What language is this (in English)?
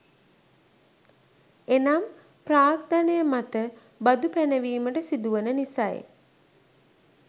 Sinhala